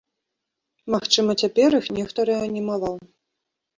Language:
Belarusian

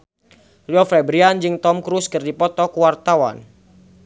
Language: Sundanese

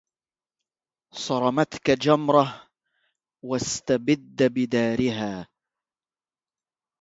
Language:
Arabic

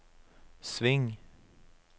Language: Norwegian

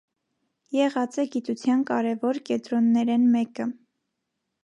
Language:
Armenian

